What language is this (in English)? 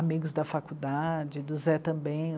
Portuguese